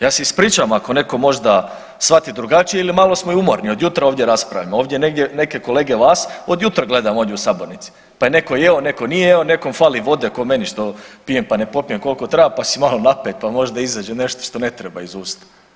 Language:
Croatian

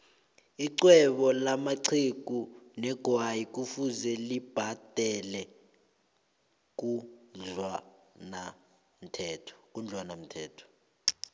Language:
South Ndebele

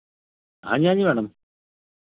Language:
Hindi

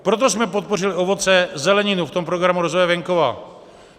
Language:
Czech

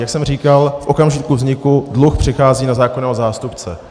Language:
Czech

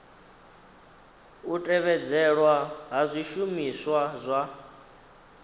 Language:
Venda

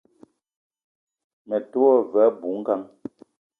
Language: Eton (Cameroon)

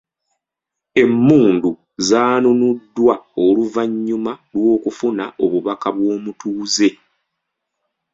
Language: Ganda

